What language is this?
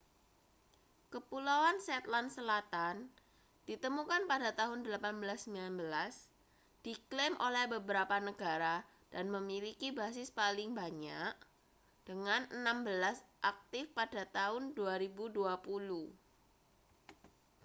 Indonesian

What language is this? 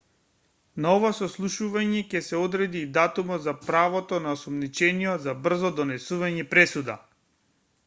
Macedonian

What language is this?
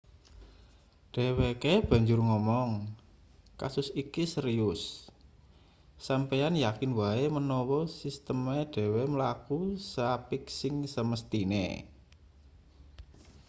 Javanese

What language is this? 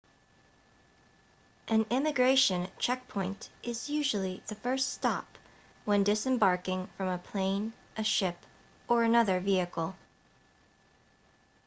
English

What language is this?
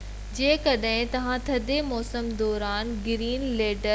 Sindhi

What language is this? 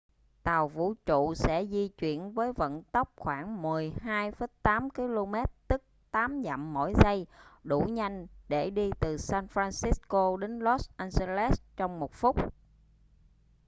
Vietnamese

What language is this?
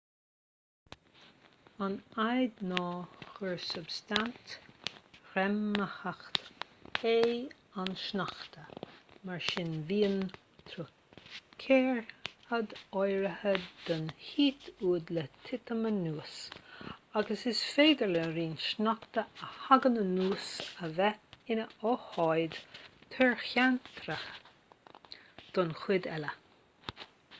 Irish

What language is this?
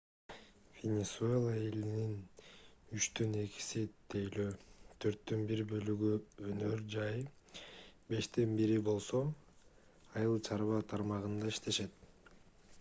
Kyrgyz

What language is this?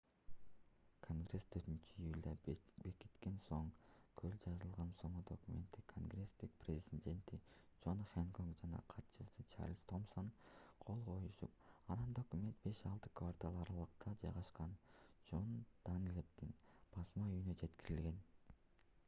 Kyrgyz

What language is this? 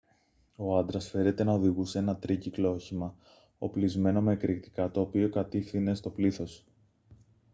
Greek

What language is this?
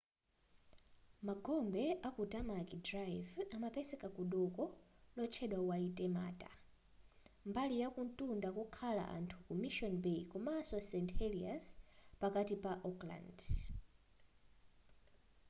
Nyanja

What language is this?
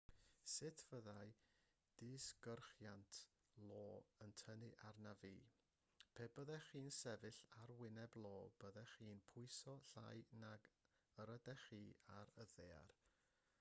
Welsh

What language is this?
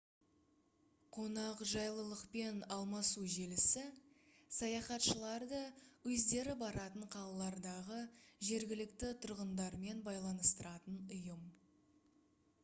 Kazakh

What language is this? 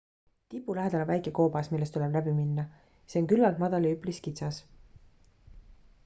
Estonian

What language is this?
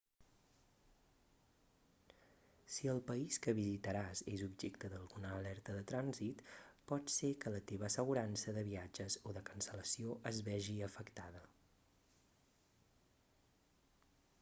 Catalan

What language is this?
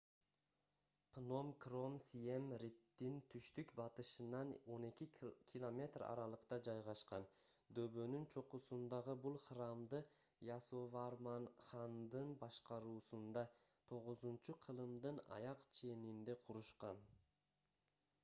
Kyrgyz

